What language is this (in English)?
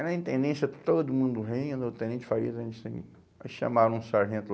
Portuguese